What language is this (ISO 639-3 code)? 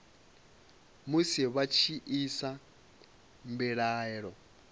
ven